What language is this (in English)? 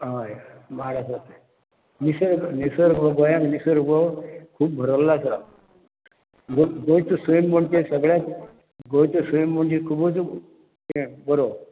Konkani